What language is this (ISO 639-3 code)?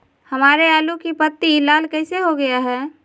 mag